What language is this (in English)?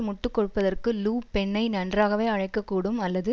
Tamil